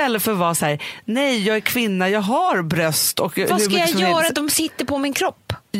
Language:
Swedish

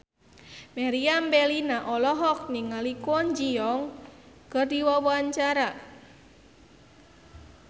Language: Sundanese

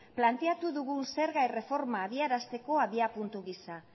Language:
Basque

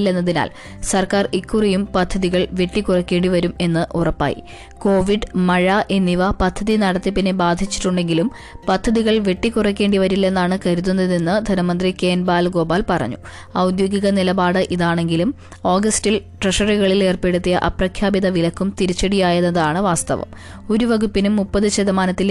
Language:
Malayalam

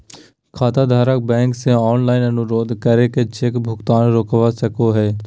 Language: Magahi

